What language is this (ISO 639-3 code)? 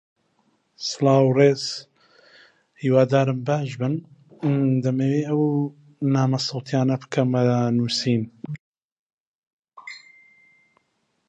ckb